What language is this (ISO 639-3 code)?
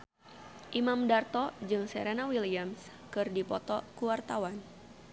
sun